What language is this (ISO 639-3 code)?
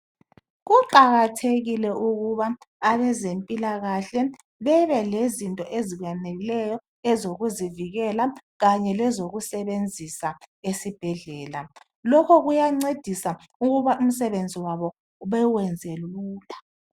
nde